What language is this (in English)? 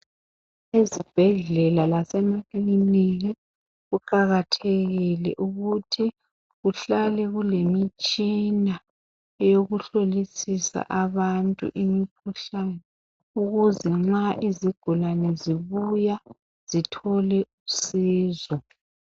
North Ndebele